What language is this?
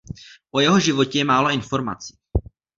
Czech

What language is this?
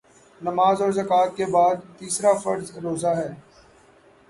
Urdu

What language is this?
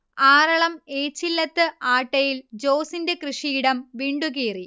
Malayalam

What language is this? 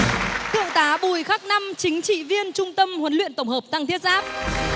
Vietnamese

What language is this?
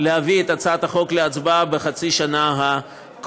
Hebrew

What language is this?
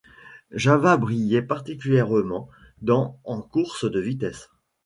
French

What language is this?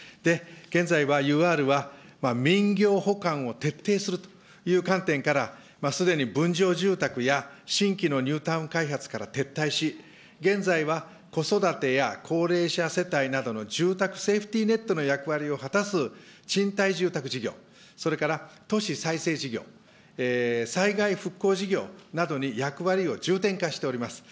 Japanese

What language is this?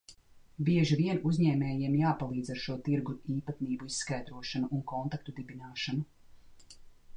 Latvian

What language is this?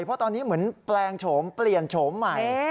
Thai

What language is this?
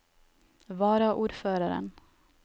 Norwegian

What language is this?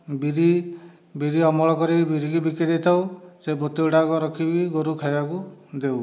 Odia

